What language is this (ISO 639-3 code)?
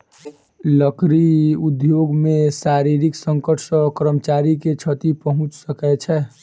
mai